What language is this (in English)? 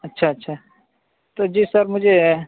Urdu